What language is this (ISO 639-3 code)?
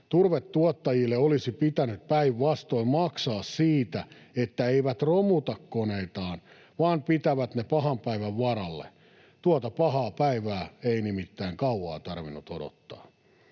fin